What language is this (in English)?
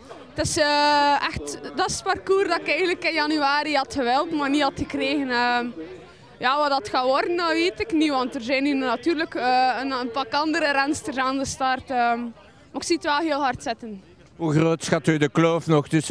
Dutch